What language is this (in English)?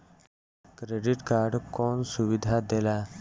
Bhojpuri